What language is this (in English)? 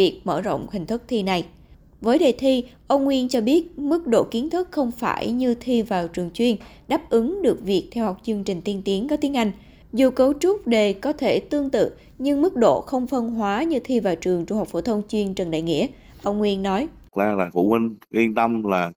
Vietnamese